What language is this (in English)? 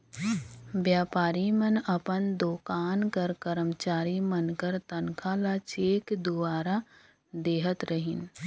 Chhattisgarhi